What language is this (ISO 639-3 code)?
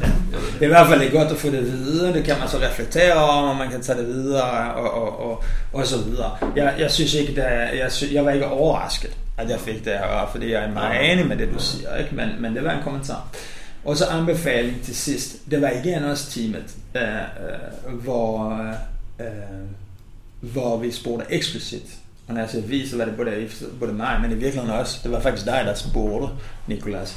dan